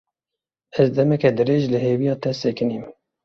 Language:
Kurdish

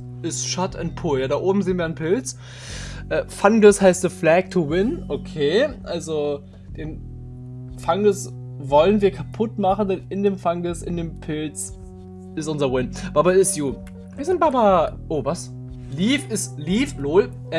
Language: German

